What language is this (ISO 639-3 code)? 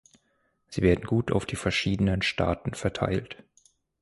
deu